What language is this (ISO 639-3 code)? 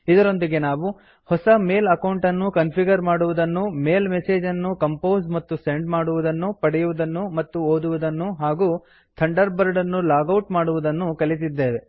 kan